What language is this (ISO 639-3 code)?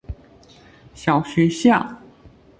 zho